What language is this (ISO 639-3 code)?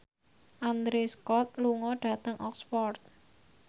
jav